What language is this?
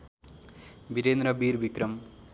Nepali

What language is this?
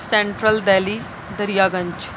Urdu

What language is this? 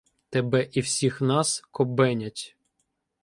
Ukrainian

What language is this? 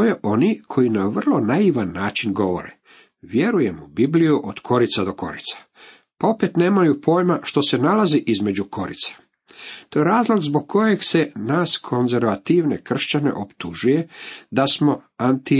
Croatian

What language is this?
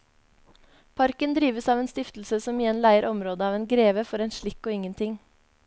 Norwegian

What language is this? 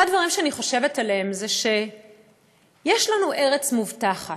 Hebrew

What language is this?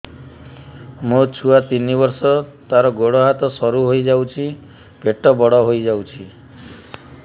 Odia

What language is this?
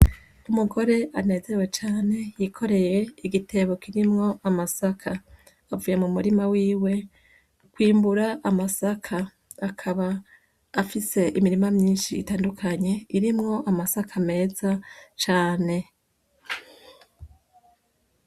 Rundi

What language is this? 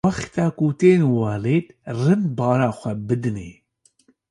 Kurdish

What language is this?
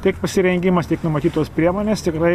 Lithuanian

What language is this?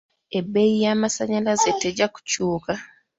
Ganda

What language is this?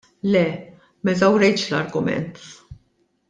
Maltese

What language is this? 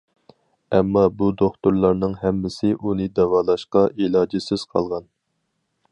Uyghur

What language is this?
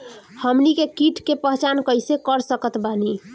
Bhojpuri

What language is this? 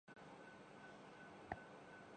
Urdu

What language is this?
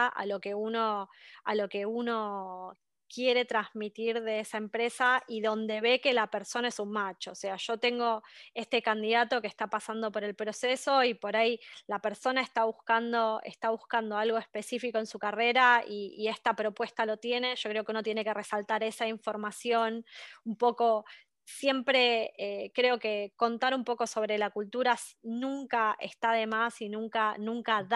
Spanish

